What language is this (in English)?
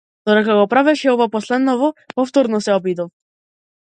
Macedonian